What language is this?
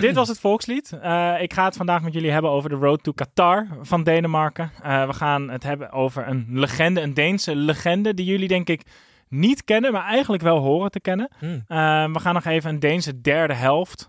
Dutch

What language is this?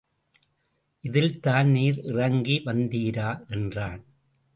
Tamil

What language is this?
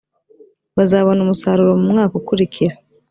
Kinyarwanda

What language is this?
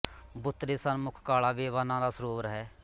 Punjabi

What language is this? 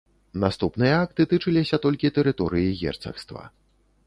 Belarusian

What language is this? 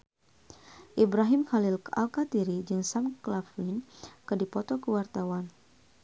Sundanese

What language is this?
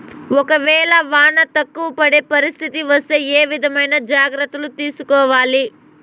Telugu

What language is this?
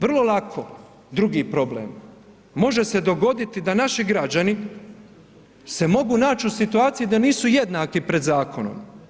Croatian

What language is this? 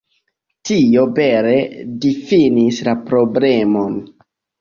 Esperanto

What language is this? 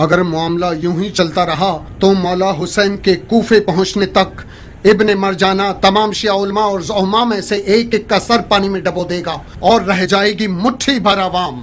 Hindi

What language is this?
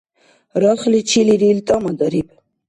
Dargwa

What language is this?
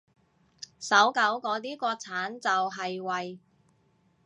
Cantonese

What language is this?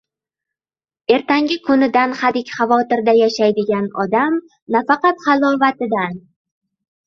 Uzbek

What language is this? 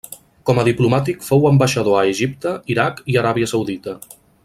Catalan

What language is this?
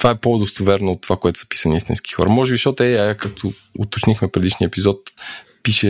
Bulgarian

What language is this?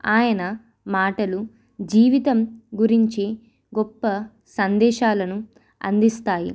Telugu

